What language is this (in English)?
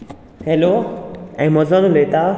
Konkani